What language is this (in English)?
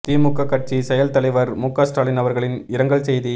Tamil